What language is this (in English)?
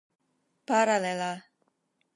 Esperanto